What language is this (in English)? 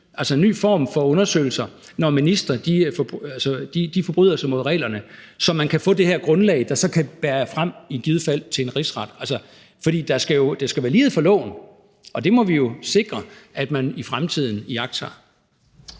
Danish